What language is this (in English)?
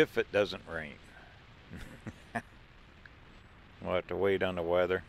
English